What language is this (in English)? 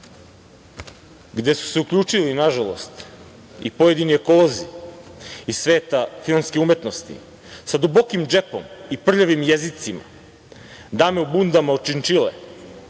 Serbian